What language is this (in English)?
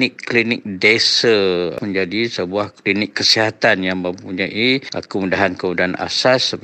Malay